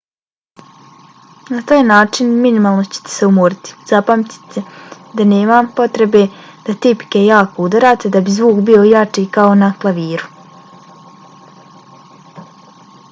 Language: Bosnian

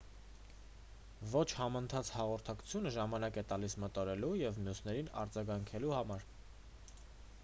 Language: Armenian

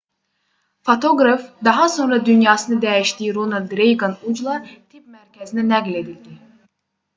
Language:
Azerbaijani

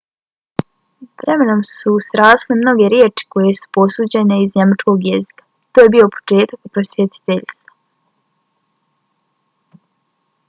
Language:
Bosnian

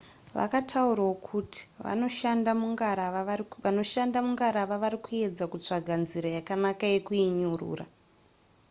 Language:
Shona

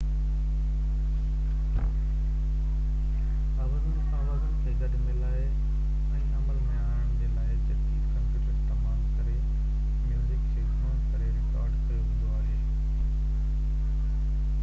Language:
Sindhi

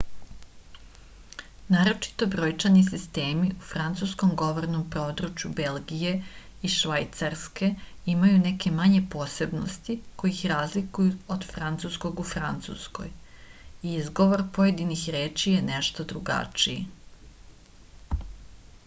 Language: Serbian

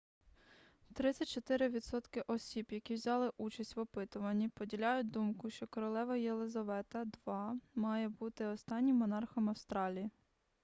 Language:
Ukrainian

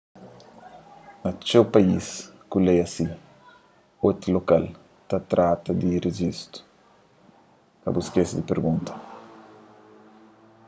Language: Kabuverdianu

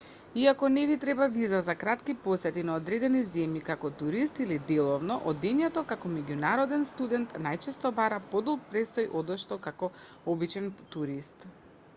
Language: Macedonian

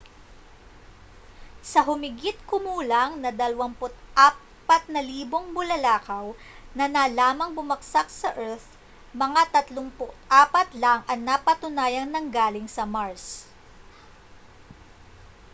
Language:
Filipino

